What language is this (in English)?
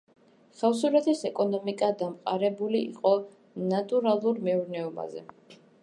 Georgian